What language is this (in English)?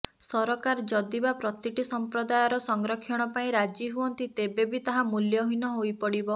Odia